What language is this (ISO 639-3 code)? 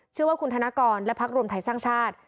tha